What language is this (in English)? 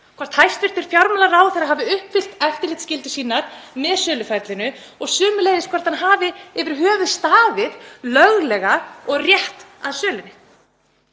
Icelandic